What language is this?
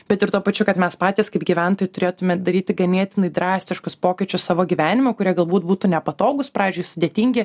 Lithuanian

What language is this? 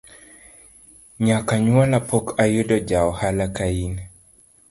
Luo (Kenya and Tanzania)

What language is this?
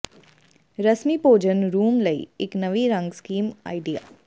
Punjabi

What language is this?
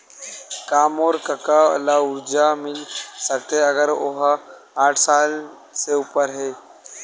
Chhattisgarhi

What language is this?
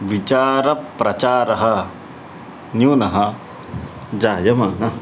Sanskrit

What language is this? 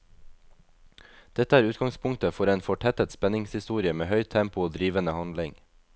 Norwegian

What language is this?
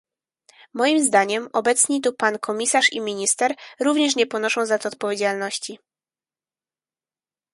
Polish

